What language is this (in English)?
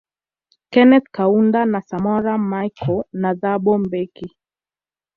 Swahili